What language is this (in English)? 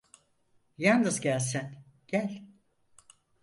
Turkish